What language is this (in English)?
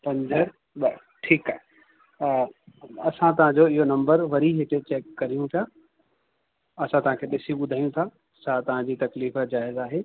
Sindhi